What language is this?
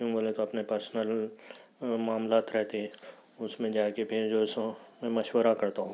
Urdu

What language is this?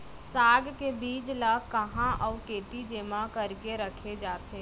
Chhattisgarhi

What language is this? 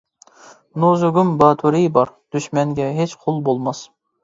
Uyghur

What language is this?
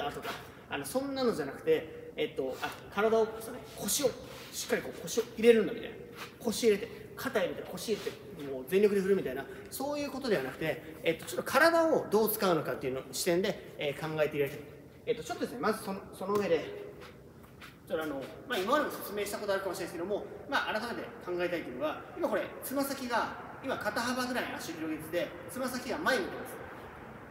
Japanese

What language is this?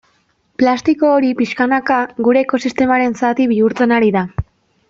Basque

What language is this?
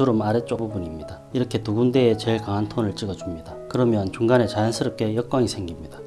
Korean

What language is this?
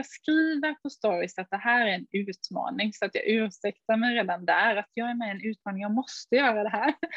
Swedish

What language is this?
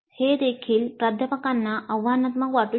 Marathi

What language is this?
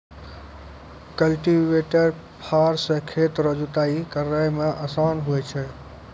Maithili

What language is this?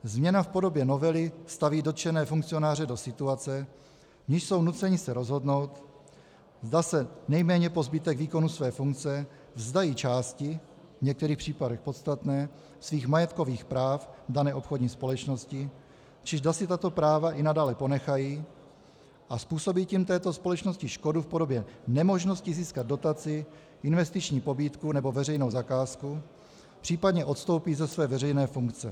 Czech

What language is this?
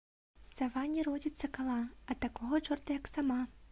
Belarusian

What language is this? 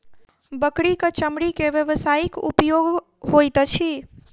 Maithili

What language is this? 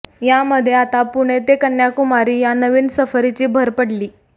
Marathi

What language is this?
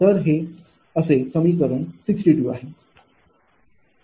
Marathi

